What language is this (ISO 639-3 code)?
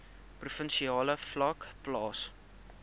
afr